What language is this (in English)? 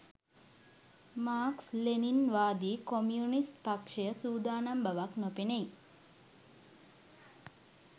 Sinhala